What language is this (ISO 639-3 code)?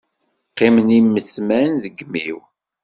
kab